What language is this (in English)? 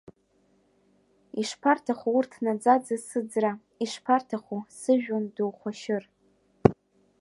Abkhazian